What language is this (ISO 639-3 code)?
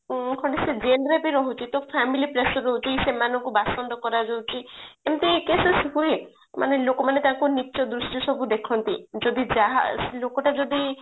ori